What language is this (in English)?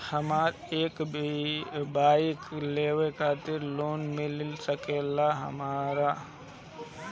Bhojpuri